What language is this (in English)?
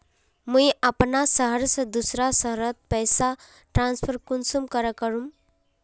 Magahi